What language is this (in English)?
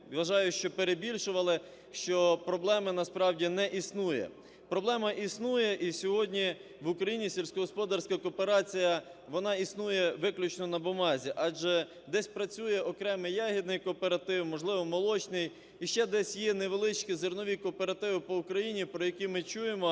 Ukrainian